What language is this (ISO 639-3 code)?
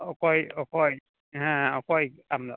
sat